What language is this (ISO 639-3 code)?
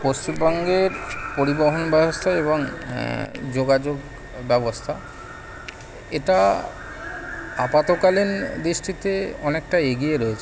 ben